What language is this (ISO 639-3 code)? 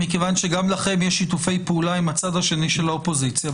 heb